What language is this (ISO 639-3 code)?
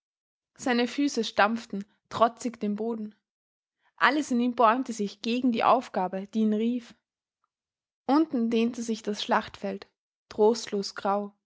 deu